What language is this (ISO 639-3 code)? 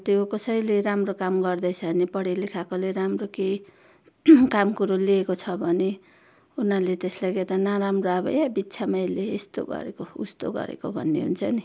nep